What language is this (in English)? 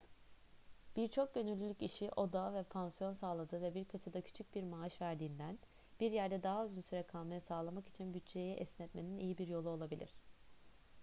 Turkish